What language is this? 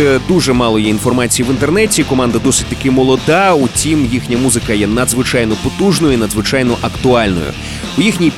Ukrainian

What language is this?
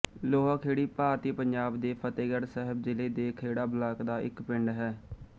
Punjabi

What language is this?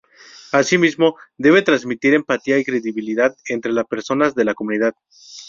Spanish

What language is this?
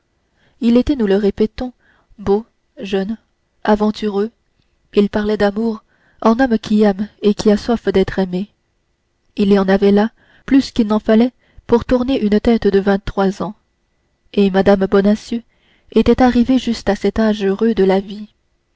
French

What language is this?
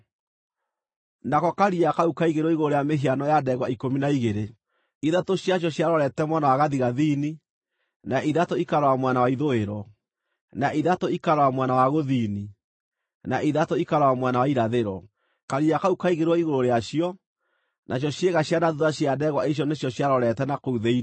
Kikuyu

